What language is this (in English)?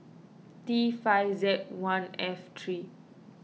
English